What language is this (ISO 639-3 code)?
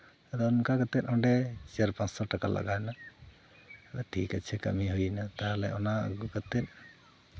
sat